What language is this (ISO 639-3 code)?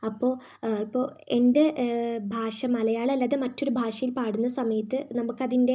mal